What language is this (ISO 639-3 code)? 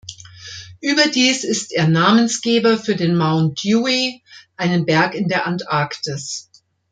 deu